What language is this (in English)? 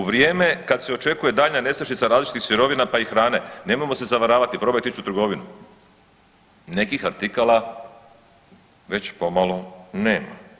Croatian